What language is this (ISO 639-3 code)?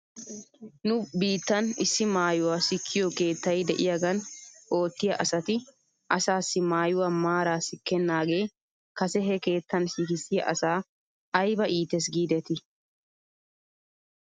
wal